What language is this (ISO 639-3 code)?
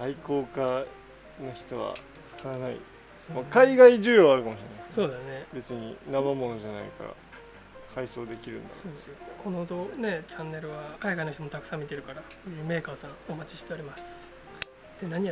jpn